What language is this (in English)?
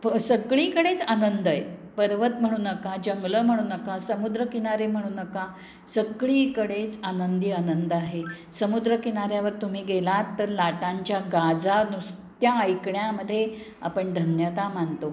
Marathi